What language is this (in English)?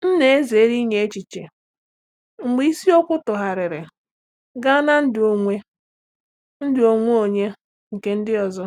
Igbo